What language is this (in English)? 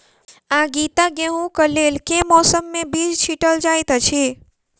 Maithili